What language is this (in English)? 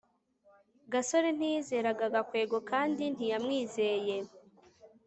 Kinyarwanda